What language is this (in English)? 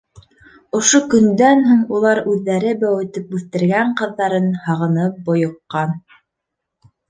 Bashkir